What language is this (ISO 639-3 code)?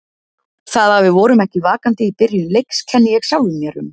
isl